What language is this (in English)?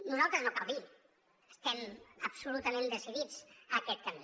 Catalan